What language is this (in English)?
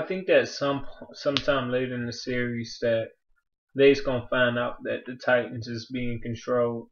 English